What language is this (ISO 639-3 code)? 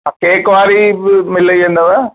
snd